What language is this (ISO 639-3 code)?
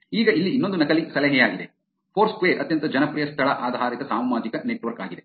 kan